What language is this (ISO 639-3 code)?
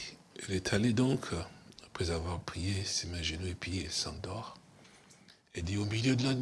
fra